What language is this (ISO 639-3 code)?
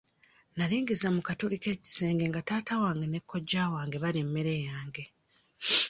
lug